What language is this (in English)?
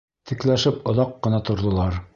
Bashkir